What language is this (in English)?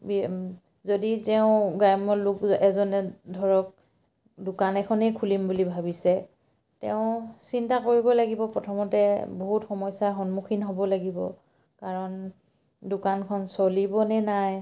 Assamese